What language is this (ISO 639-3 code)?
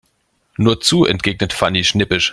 deu